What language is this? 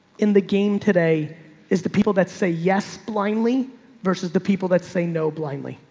English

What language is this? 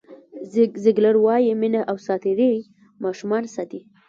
Pashto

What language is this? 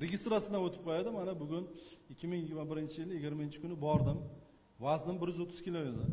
Turkish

